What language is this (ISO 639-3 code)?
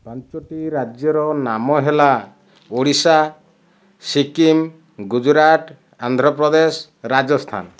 ori